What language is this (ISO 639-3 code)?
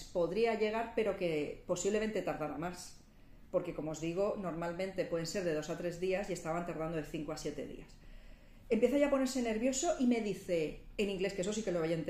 spa